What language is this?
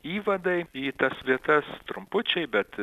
Lithuanian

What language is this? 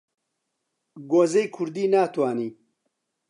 Central Kurdish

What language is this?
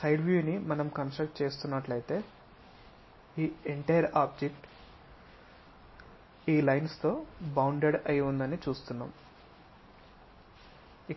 Telugu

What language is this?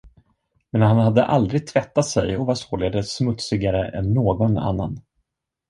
Swedish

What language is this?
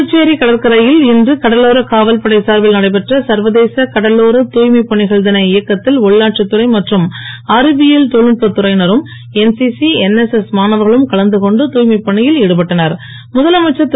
Tamil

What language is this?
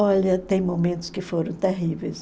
Portuguese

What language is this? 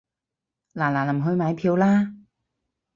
Cantonese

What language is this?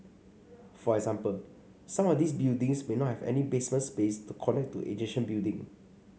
English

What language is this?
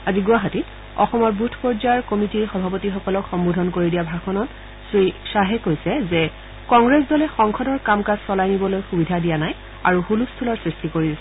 Assamese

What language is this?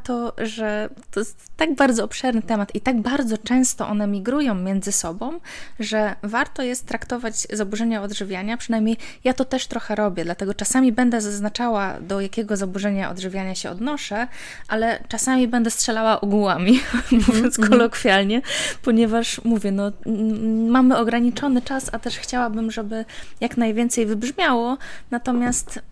Polish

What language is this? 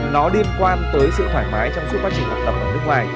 Vietnamese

